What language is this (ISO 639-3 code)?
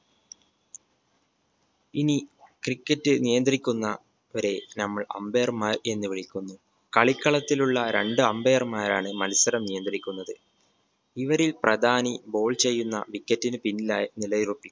mal